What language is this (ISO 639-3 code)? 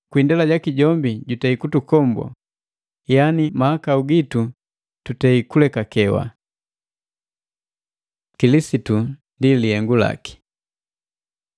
mgv